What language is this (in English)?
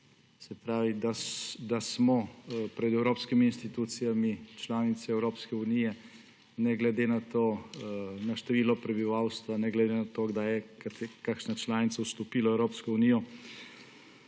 Slovenian